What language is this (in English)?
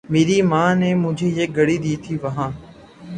Urdu